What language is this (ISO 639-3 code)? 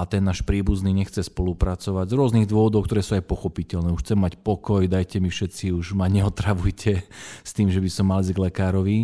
slk